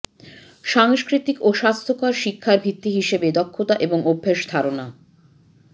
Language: Bangla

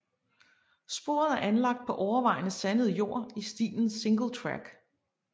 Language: Danish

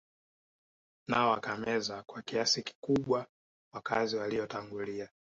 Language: Swahili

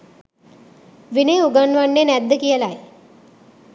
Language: Sinhala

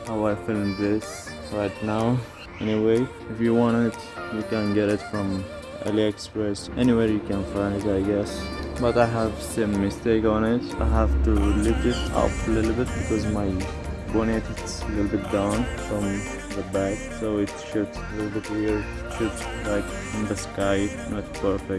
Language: English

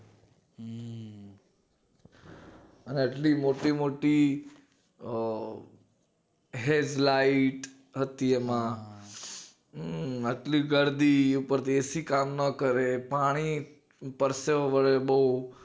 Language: Gujarati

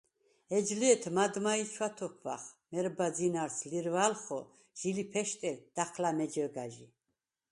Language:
Svan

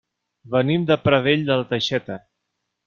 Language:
Catalan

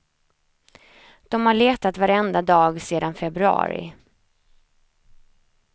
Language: Swedish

